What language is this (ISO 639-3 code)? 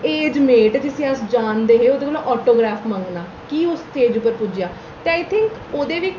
doi